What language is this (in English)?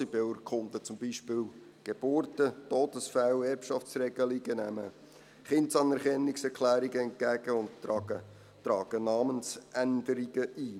Swiss German